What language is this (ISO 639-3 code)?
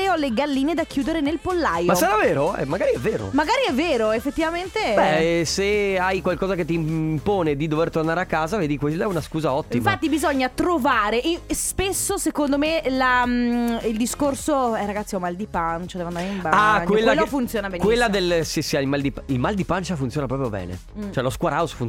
ita